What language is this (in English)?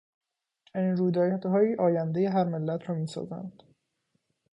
Persian